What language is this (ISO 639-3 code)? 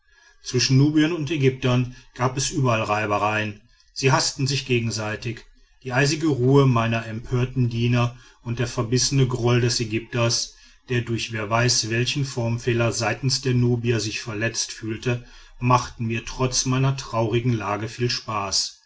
deu